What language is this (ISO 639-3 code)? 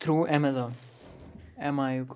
kas